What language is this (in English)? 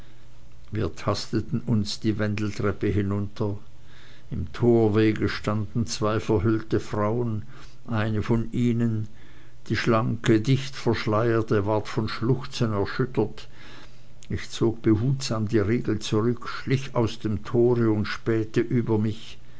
German